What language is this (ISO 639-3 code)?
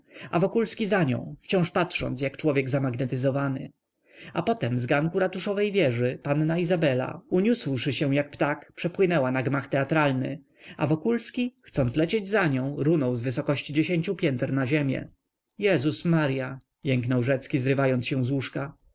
pol